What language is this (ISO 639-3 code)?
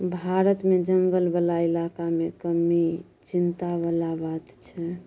mai